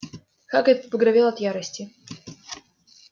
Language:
Russian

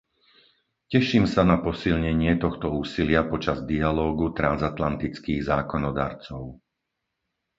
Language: Slovak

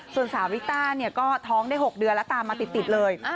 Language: Thai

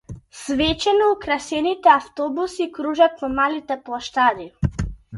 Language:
Macedonian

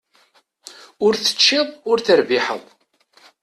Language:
Kabyle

